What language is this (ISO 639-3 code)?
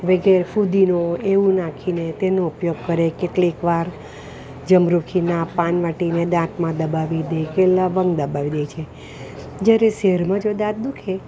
guj